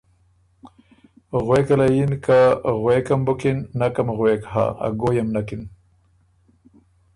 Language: Ormuri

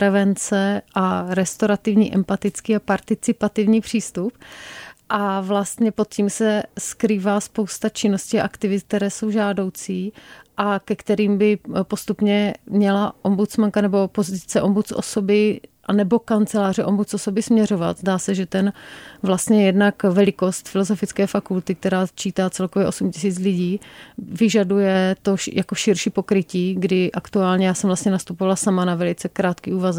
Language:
Czech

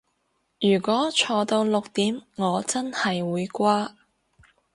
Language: Cantonese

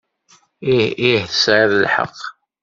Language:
Kabyle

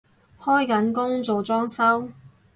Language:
Cantonese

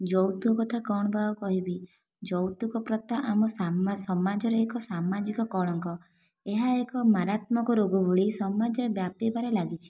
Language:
Odia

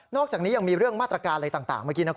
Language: Thai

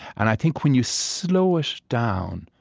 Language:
English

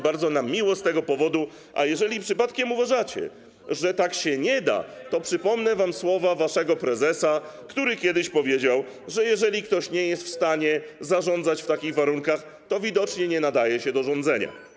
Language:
Polish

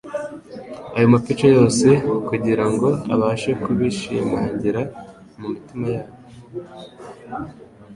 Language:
Kinyarwanda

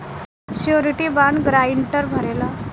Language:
Bhojpuri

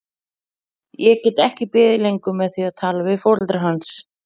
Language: Icelandic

